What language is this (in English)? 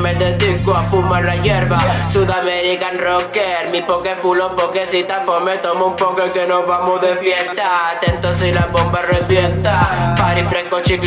Spanish